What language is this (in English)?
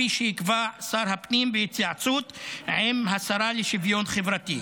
Hebrew